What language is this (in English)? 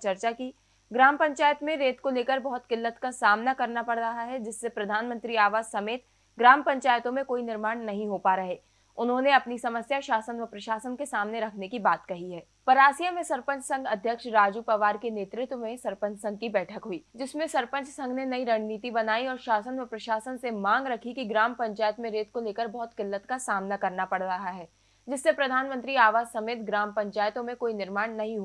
Hindi